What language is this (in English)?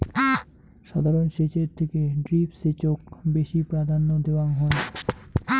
Bangla